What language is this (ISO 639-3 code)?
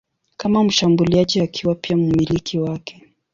swa